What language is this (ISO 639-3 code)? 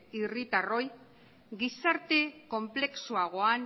eus